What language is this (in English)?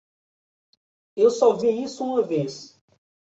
Portuguese